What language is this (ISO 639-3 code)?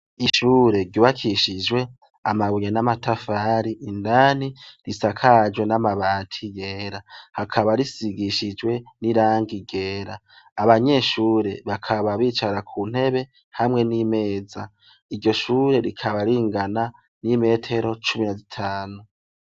run